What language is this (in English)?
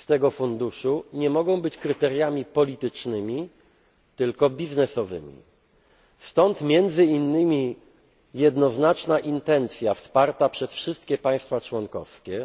Polish